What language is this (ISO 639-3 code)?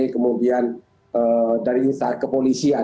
ind